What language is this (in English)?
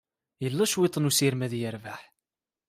Kabyle